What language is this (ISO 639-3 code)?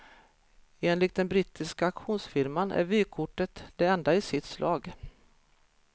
swe